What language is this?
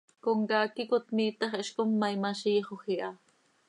Seri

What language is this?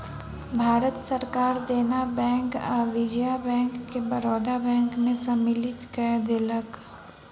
Maithili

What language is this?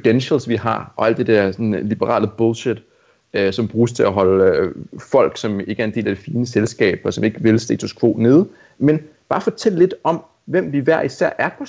Danish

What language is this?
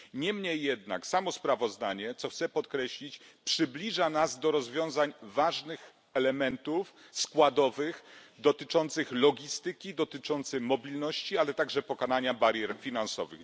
Polish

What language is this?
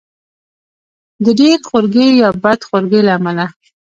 Pashto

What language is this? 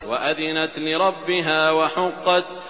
Arabic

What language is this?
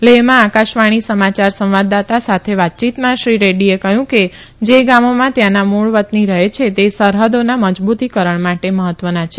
Gujarati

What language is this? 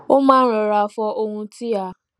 Yoruba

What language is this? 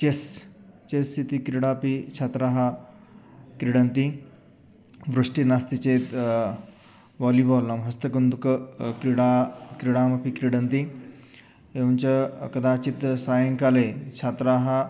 Sanskrit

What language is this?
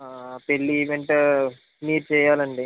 Telugu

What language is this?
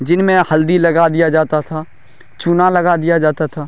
Urdu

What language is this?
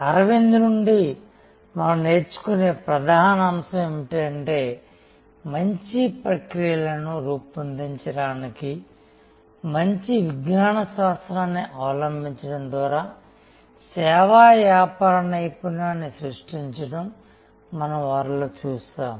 Telugu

